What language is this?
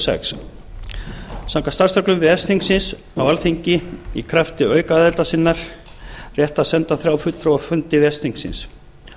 Icelandic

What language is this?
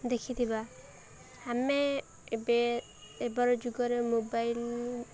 Odia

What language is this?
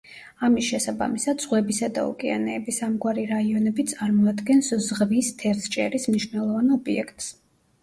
Georgian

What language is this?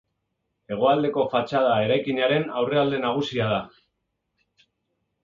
Basque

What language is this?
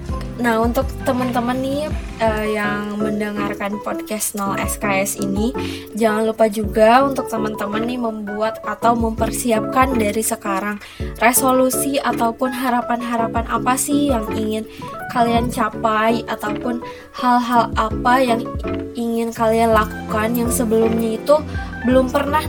Indonesian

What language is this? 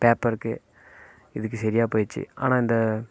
Tamil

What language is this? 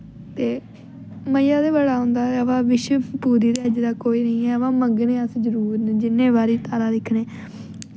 Dogri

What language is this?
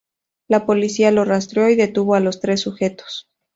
Spanish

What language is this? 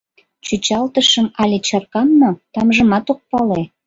Mari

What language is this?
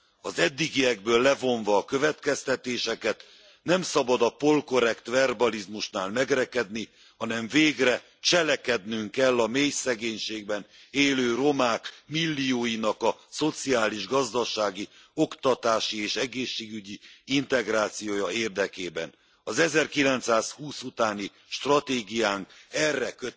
Hungarian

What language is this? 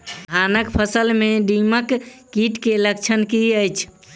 Maithili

